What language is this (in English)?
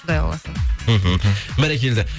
Kazakh